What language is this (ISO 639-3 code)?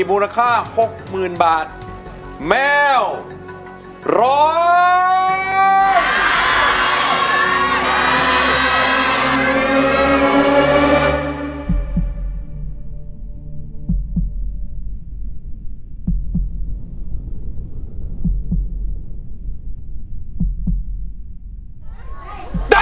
tha